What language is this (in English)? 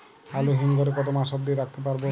Bangla